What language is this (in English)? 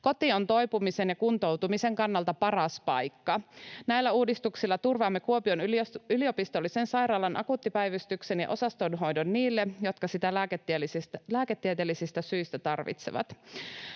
Finnish